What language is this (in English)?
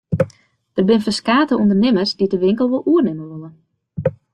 Western Frisian